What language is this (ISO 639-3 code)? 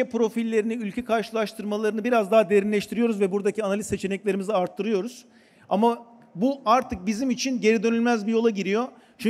tur